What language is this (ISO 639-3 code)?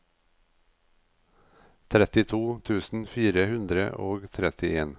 nor